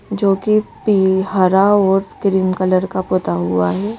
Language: Hindi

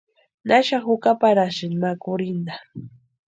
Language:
Western Highland Purepecha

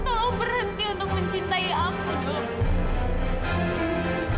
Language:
Indonesian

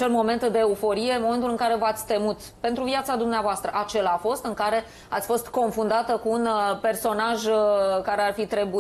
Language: Romanian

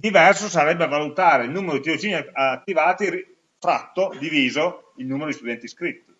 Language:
Italian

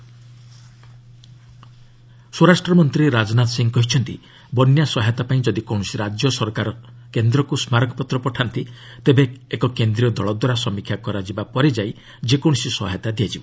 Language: Odia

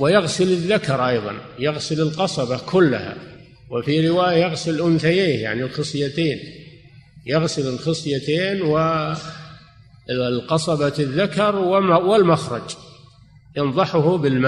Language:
Arabic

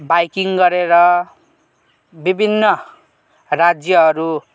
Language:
Nepali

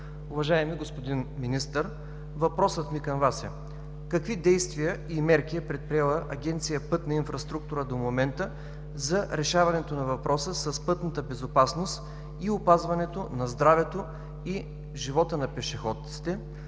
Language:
Bulgarian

